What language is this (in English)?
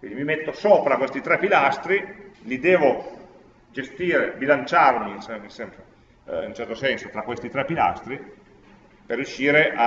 Italian